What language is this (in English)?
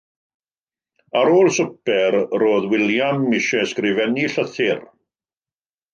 Welsh